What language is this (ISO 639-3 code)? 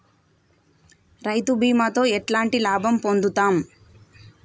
tel